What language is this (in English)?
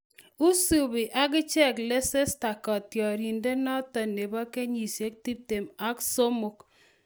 Kalenjin